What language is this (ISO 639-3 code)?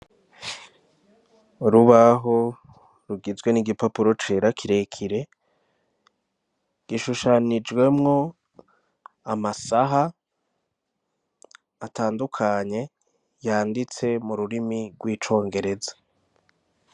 run